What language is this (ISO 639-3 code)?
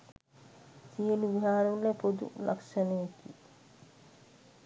sin